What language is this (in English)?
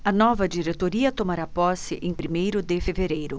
Portuguese